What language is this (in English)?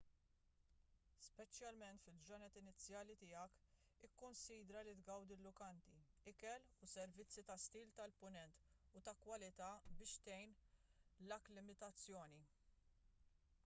Maltese